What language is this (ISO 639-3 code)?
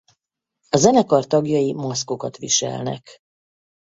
hun